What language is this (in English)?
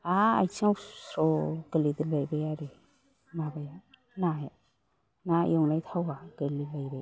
Bodo